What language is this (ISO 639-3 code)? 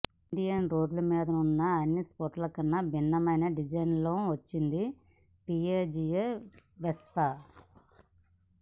tel